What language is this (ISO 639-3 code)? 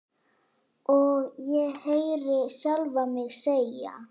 isl